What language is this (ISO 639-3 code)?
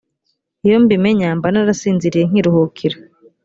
kin